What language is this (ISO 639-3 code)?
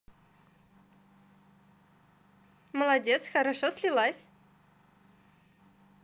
rus